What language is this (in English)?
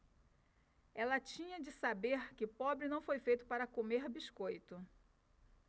Portuguese